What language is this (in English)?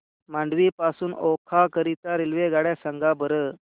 Marathi